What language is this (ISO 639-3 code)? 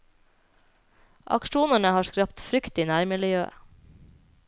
nor